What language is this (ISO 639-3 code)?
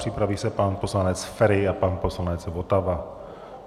ces